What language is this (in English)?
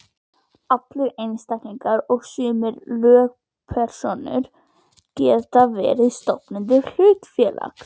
Icelandic